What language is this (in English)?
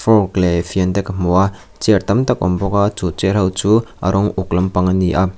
Mizo